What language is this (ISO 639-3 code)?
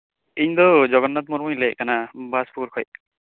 sat